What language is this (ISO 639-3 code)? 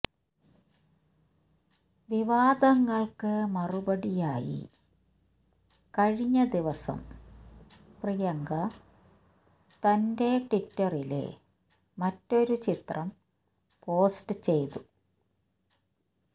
mal